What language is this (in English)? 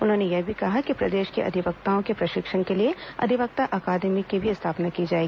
Hindi